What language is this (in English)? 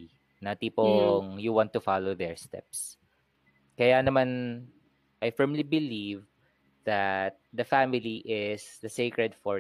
Filipino